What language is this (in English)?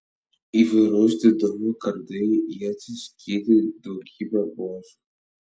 Lithuanian